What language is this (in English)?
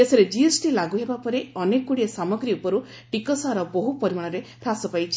Odia